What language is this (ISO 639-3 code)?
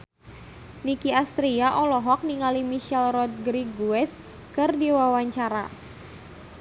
sun